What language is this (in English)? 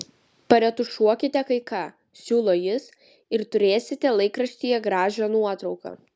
Lithuanian